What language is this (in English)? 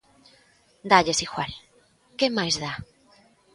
Galician